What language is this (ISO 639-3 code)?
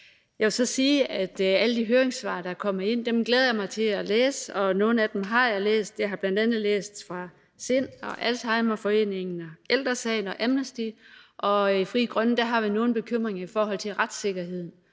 dan